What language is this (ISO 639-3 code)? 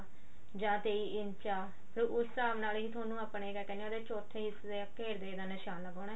pan